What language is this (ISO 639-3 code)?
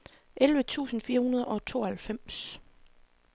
dan